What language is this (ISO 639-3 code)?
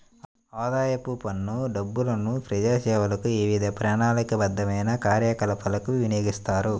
tel